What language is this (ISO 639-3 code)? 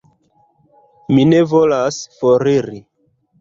epo